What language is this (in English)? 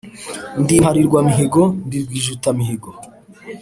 Kinyarwanda